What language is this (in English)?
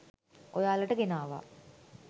Sinhala